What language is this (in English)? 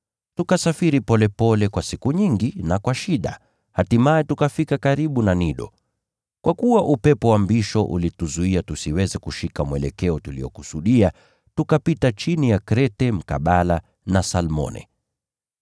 Swahili